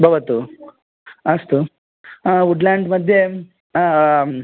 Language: Sanskrit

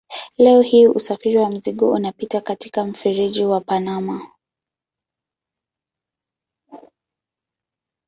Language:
Swahili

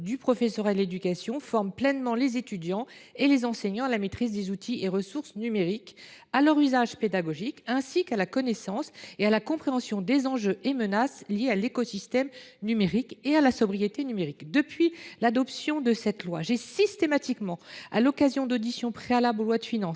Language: French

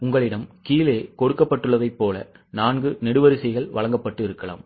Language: Tamil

